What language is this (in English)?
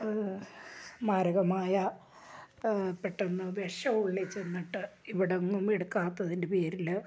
Malayalam